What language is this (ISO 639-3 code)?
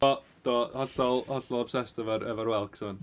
cym